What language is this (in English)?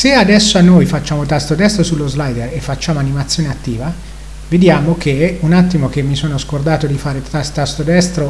Italian